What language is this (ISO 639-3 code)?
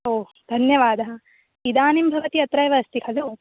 san